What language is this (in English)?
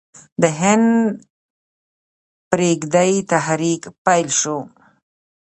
Pashto